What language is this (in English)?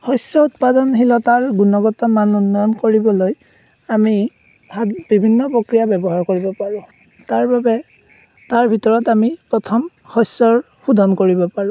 Assamese